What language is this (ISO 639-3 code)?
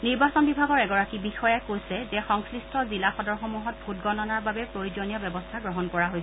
asm